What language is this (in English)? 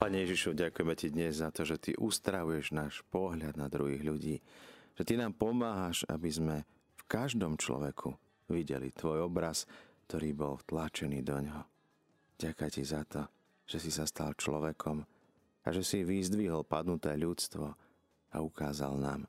Slovak